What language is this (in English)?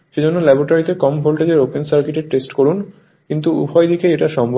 Bangla